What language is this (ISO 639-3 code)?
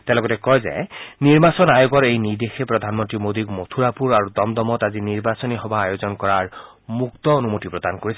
asm